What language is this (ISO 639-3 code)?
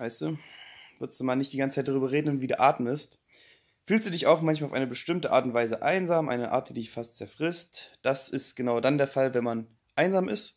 deu